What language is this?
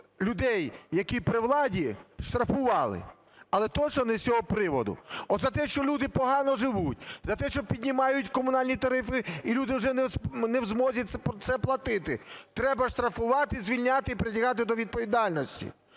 Ukrainian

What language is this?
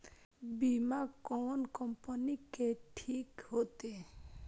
Maithili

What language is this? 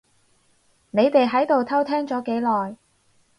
Cantonese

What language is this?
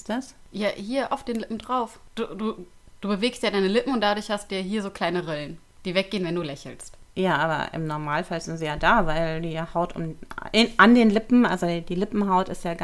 German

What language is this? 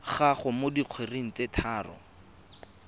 Tswana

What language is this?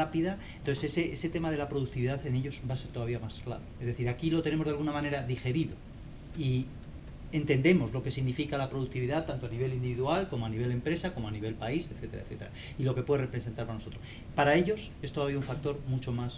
Spanish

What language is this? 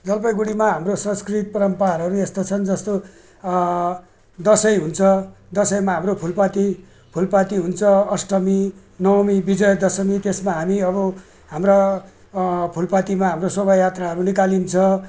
Nepali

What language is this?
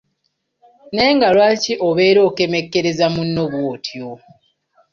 Ganda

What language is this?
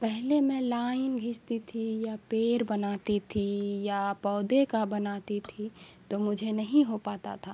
Urdu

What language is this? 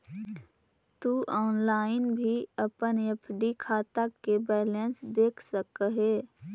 Magahi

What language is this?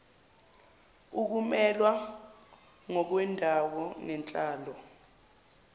Zulu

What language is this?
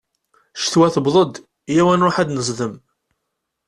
Kabyle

